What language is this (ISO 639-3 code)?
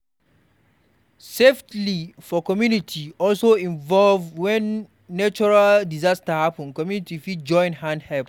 pcm